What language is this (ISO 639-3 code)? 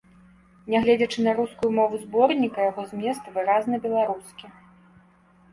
bel